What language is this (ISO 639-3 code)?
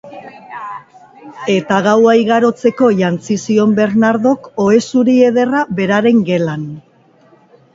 eus